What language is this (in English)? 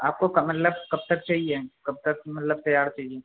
Urdu